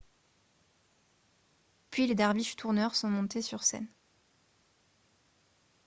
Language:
French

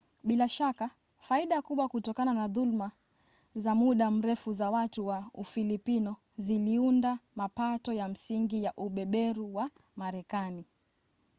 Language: Swahili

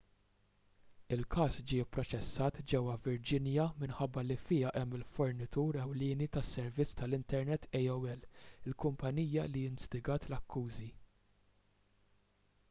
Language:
Maltese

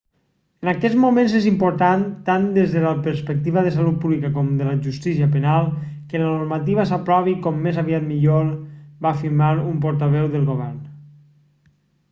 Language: Catalan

